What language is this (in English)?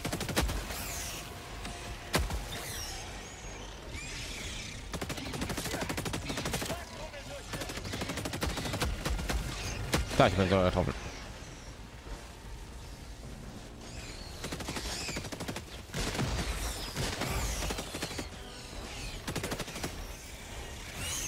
German